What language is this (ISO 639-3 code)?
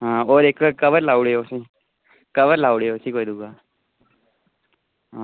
doi